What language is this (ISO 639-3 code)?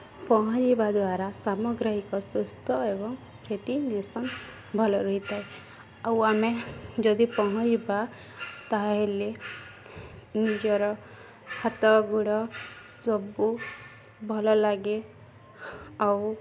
ori